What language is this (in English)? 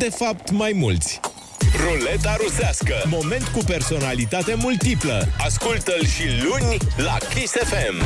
Romanian